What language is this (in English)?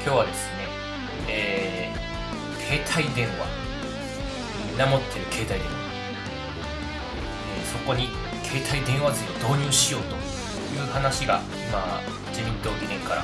Japanese